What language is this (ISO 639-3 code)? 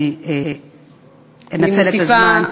heb